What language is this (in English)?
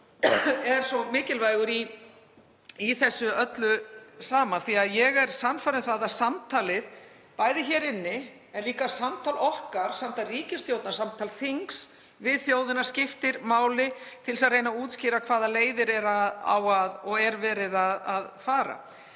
Icelandic